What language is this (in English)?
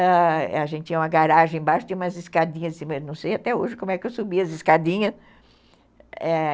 Portuguese